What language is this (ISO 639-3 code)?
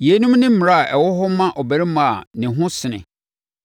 aka